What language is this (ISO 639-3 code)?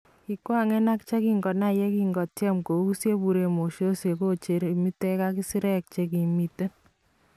kln